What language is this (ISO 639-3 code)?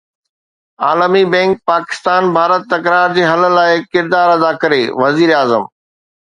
snd